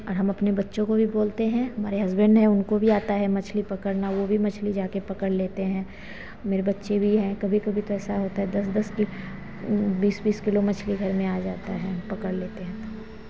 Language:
Hindi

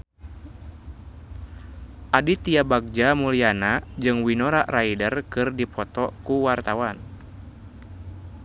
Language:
Sundanese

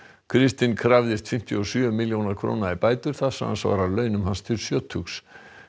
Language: Icelandic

